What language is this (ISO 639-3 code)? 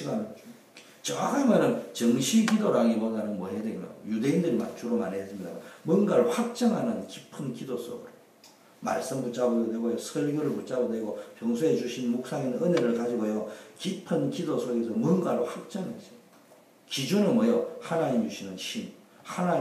kor